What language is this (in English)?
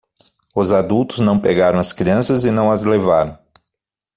Portuguese